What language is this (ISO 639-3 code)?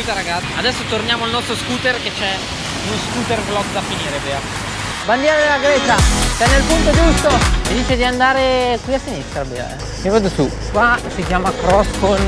ita